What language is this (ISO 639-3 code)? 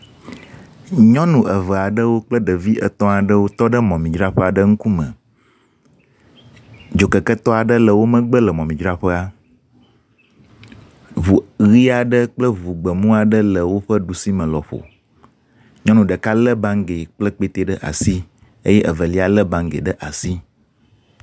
ewe